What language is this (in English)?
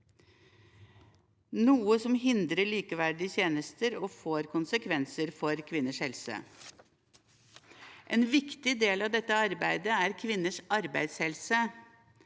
Norwegian